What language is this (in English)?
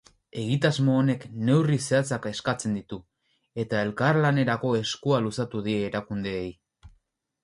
Basque